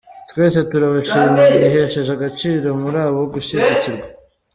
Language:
Kinyarwanda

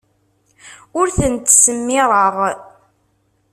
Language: Kabyle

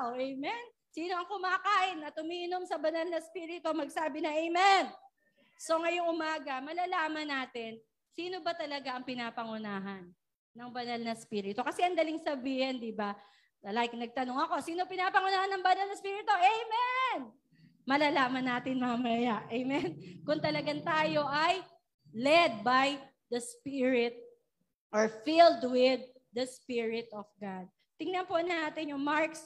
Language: Filipino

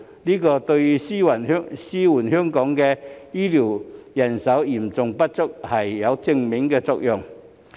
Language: Cantonese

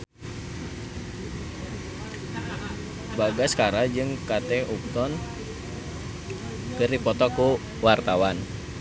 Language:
Sundanese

